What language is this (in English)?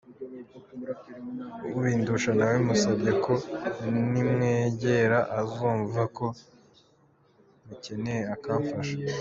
Kinyarwanda